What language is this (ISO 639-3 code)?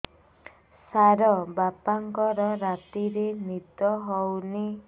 ori